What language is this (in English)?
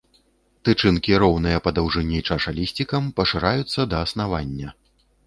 Belarusian